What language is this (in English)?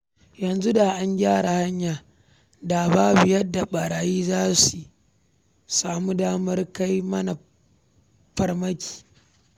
Hausa